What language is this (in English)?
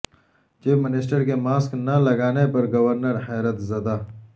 Urdu